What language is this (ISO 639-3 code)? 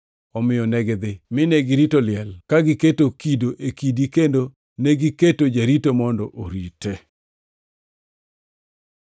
luo